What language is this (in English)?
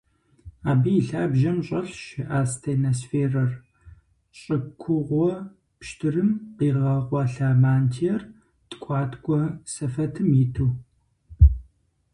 Kabardian